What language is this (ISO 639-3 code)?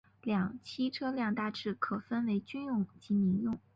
zho